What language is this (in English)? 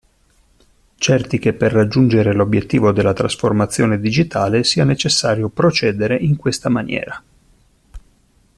Italian